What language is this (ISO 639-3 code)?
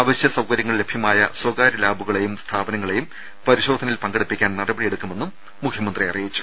mal